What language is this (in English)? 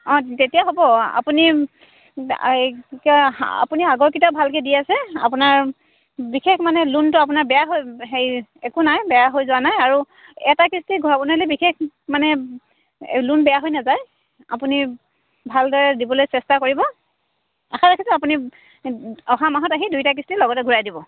Assamese